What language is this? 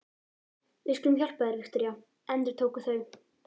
Icelandic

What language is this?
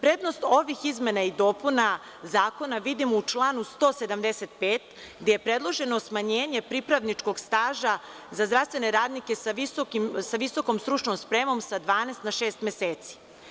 Serbian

